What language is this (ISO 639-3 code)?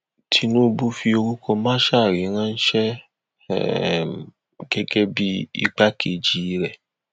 yor